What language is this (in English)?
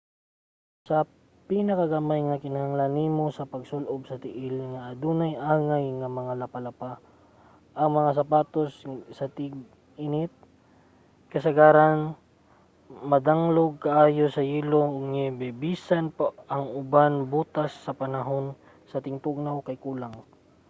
Cebuano